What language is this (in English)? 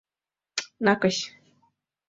Mari